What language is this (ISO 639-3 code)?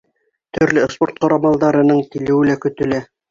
bak